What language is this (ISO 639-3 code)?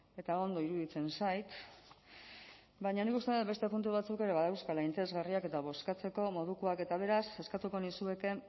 eus